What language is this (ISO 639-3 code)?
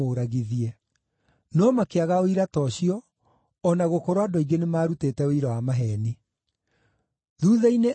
kik